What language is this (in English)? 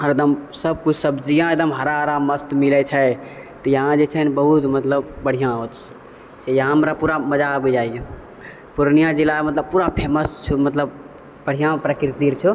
Maithili